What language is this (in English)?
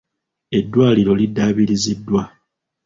Ganda